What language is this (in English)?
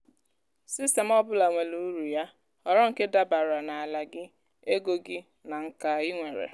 Igbo